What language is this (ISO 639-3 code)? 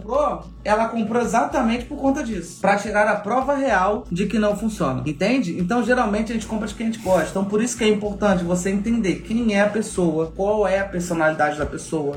por